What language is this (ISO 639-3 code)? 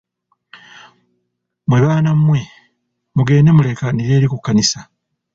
lug